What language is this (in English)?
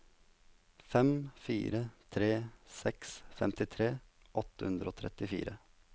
Norwegian